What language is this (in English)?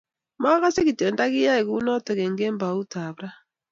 Kalenjin